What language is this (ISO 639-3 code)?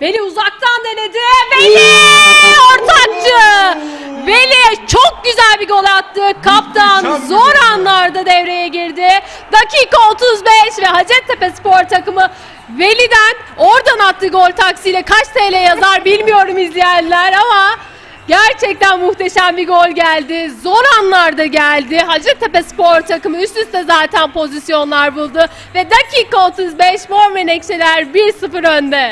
tur